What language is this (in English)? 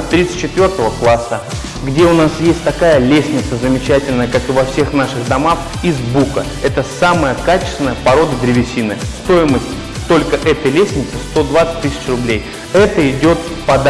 Russian